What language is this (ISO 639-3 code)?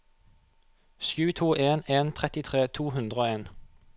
nor